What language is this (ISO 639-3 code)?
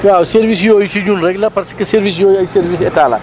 wol